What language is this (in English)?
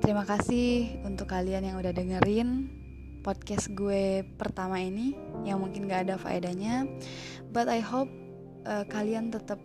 Indonesian